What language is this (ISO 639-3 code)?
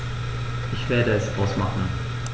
deu